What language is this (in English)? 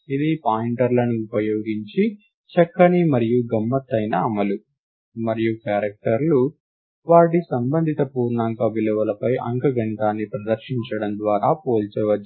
Telugu